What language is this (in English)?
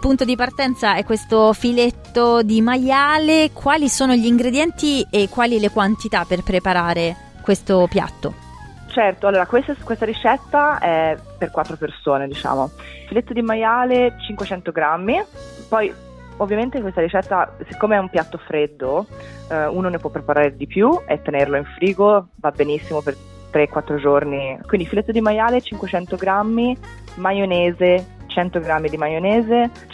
Italian